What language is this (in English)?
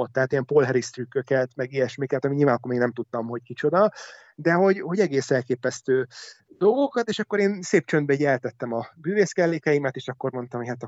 Hungarian